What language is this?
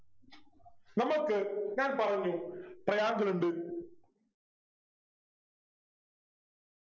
Malayalam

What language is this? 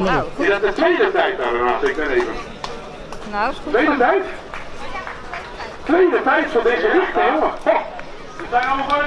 Dutch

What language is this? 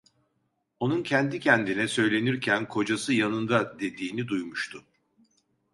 Turkish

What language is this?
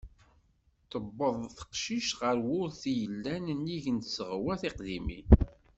Kabyle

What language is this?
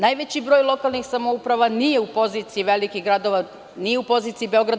Serbian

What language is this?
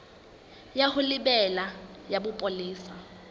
Southern Sotho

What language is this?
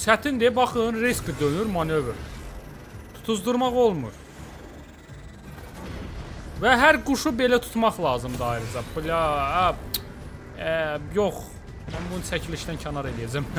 Turkish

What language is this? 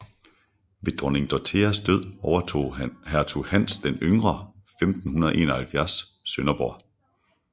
Danish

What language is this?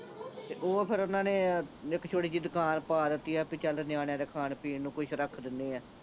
Punjabi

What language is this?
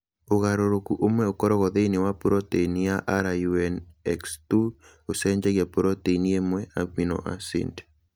Kikuyu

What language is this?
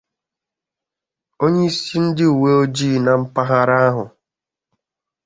Igbo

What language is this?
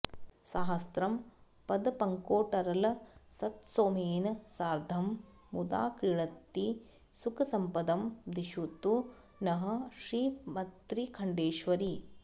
Sanskrit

